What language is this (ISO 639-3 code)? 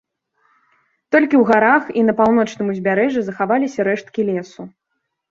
bel